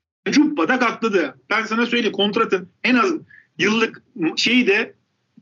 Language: Turkish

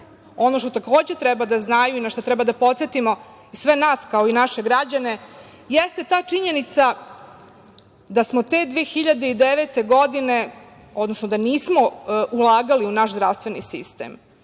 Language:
Serbian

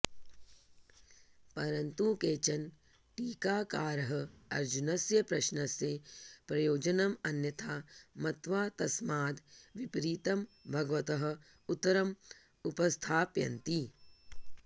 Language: Sanskrit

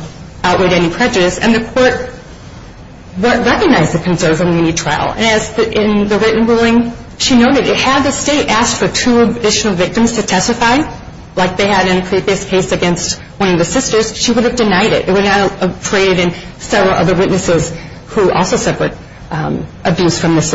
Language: English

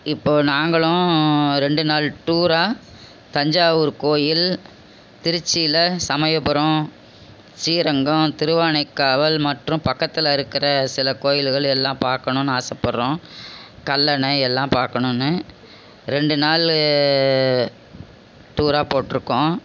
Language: Tamil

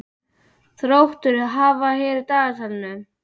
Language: Icelandic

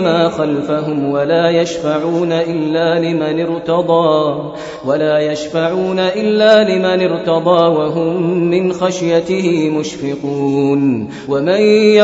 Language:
Arabic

